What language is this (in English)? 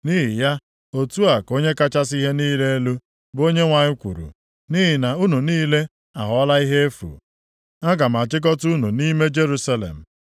Igbo